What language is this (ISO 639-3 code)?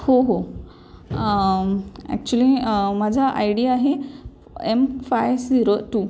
mar